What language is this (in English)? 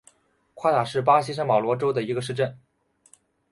Chinese